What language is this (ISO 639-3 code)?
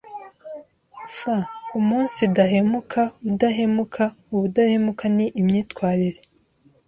kin